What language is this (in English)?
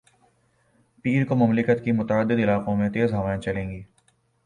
Urdu